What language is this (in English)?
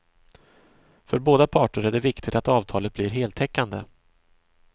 Swedish